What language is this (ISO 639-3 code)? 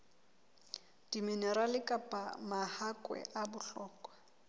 sot